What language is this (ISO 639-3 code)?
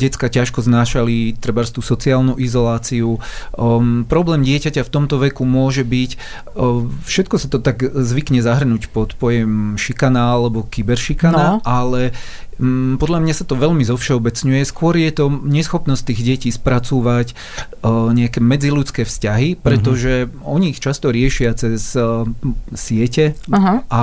slk